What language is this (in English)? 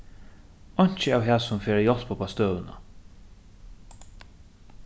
Faroese